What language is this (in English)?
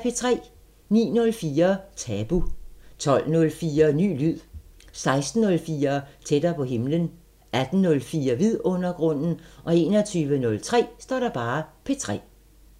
Danish